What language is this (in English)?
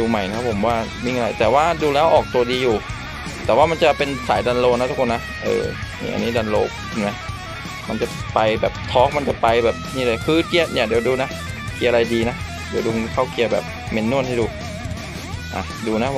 Thai